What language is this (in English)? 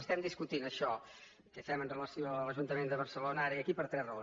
Catalan